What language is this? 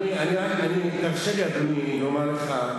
Hebrew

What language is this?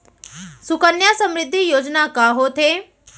Chhattisgarhi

